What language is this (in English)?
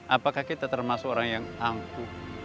Indonesian